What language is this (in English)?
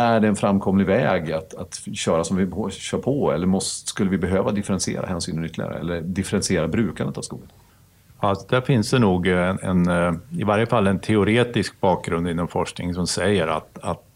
Swedish